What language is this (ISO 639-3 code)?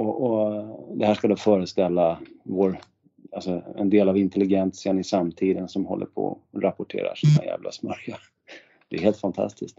swe